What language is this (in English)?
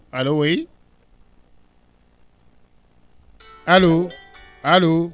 Fula